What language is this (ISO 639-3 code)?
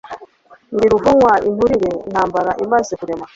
kin